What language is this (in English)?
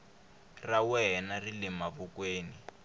Tsonga